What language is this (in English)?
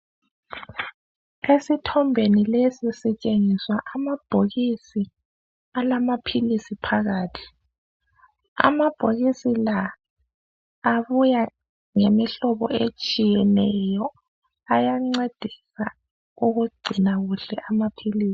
North Ndebele